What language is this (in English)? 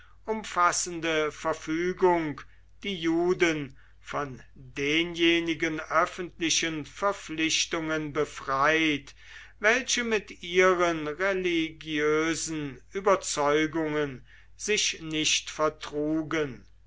German